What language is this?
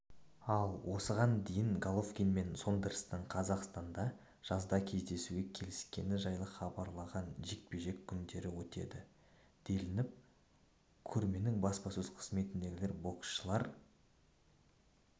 Kazakh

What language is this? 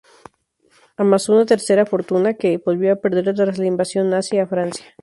Spanish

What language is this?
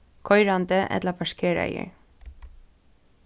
Faroese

